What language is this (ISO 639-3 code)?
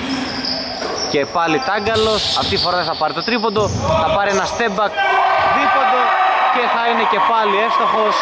ell